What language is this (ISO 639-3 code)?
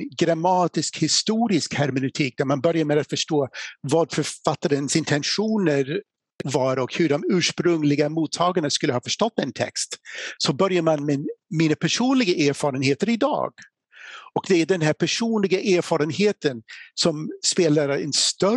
swe